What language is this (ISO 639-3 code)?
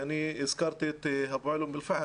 heb